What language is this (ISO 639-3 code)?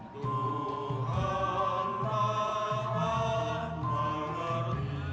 ind